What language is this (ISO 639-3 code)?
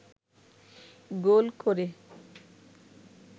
ben